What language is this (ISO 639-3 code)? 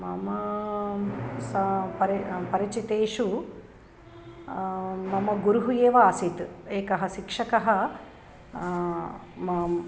san